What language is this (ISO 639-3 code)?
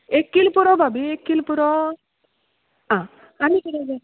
kok